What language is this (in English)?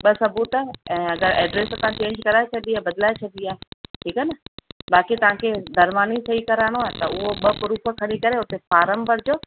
Sindhi